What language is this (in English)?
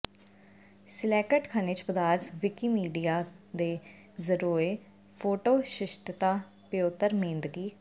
Punjabi